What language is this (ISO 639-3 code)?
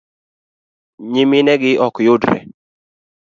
luo